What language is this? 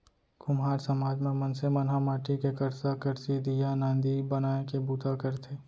Chhattisgarhi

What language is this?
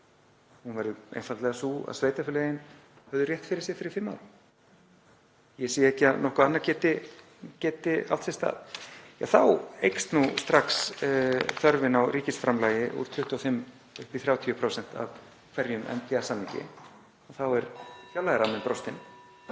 Icelandic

